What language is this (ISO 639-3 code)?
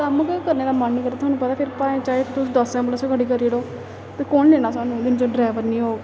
doi